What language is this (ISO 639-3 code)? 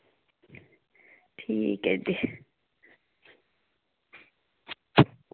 doi